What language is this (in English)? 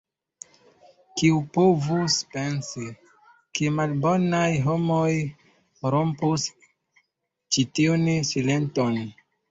Esperanto